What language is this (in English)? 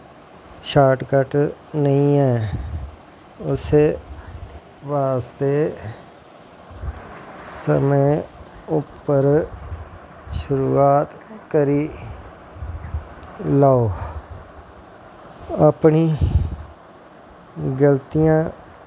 Dogri